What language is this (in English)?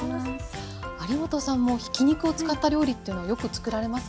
Japanese